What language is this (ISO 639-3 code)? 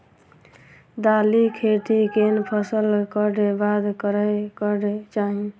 mai